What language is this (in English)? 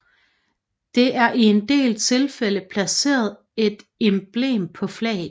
Danish